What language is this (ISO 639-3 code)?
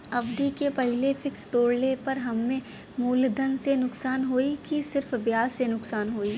bho